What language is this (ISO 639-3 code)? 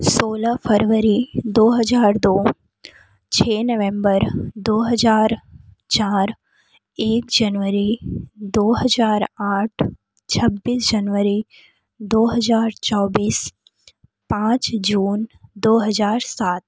hin